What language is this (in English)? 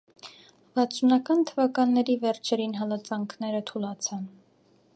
Armenian